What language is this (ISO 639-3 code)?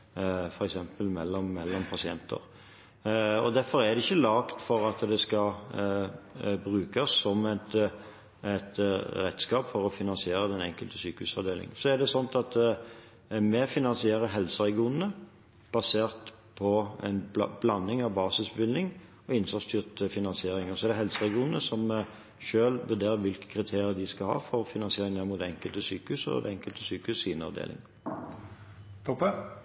nor